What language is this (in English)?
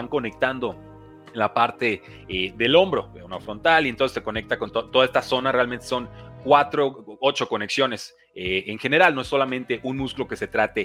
Spanish